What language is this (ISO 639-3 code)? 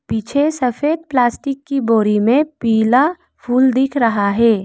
hin